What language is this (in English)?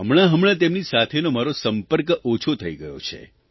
Gujarati